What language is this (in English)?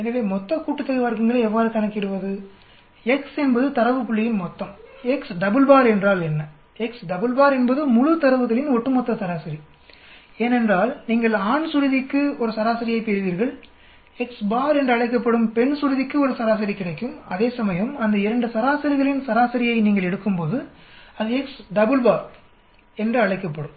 Tamil